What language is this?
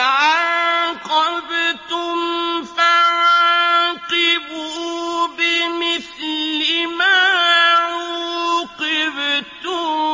Arabic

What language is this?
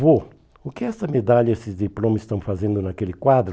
Portuguese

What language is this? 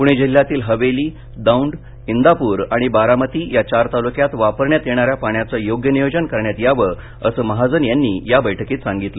Marathi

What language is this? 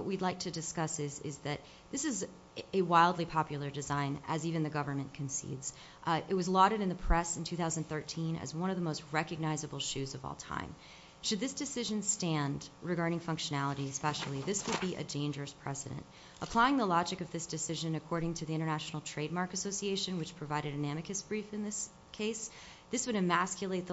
English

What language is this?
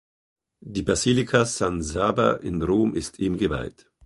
German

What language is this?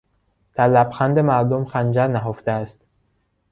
Persian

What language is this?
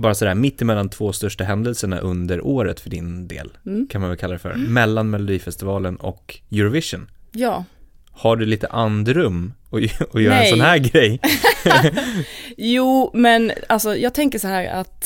Swedish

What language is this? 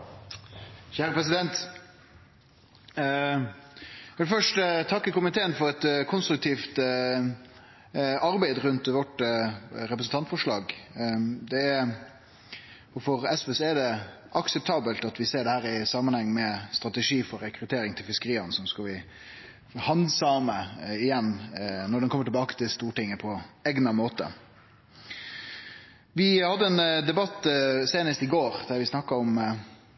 Norwegian Nynorsk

